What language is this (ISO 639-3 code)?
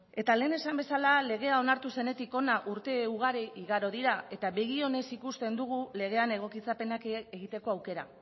eus